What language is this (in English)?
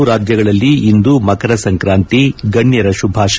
Kannada